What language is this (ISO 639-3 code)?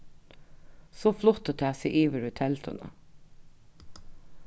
fao